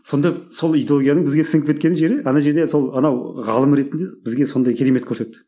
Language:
Kazakh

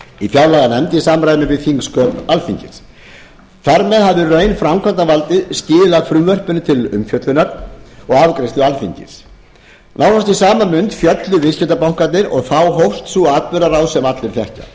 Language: Icelandic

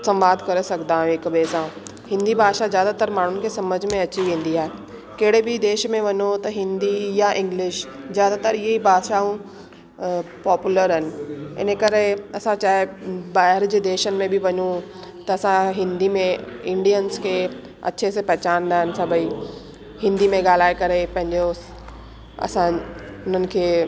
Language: Sindhi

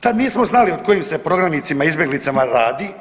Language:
Croatian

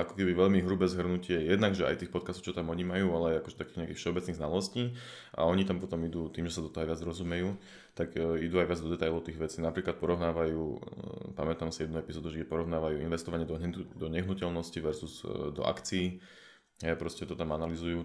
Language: Slovak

